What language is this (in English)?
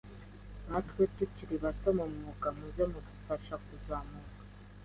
Kinyarwanda